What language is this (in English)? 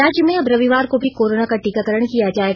Hindi